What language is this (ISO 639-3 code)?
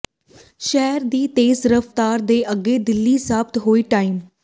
pan